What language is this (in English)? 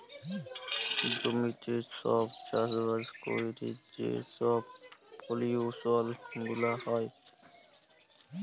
Bangla